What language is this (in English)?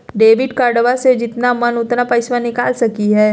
Magahi